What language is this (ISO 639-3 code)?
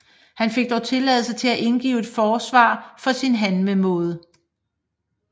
dan